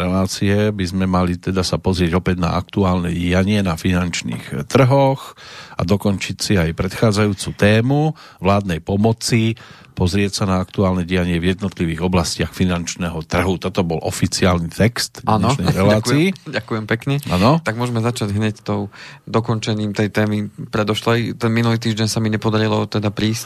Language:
Slovak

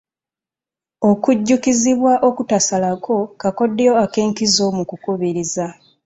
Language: Ganda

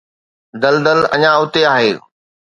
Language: Sindhi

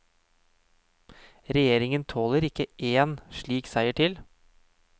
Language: Norwegian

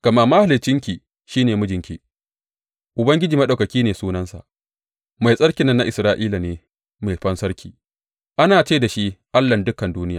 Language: Hausa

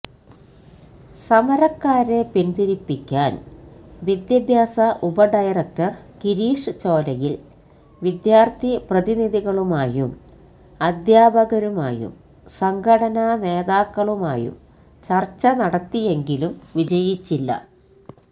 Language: Malayalam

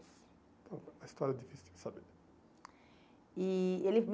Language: Portuguese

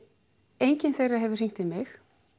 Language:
Icelandic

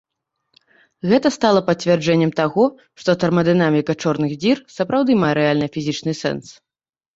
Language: Belarusian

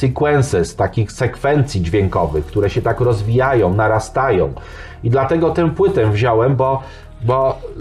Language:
Polish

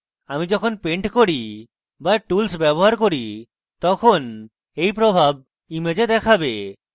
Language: Bangla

